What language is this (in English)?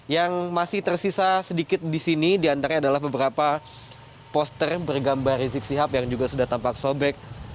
Indonesian